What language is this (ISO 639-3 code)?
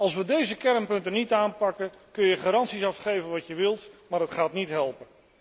nld